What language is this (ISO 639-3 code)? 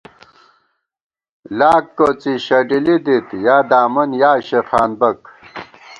gwt